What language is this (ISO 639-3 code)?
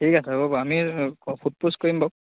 asm